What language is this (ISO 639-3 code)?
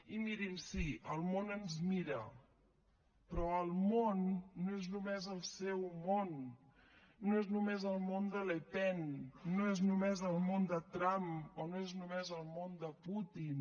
cat